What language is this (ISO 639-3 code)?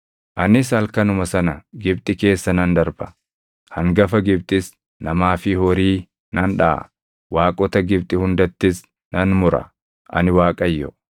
orm